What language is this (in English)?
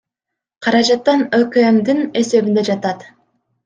Kyrgyz